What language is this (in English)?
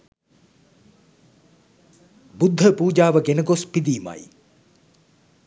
Sinhala